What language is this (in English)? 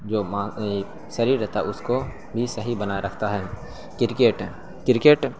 Urdu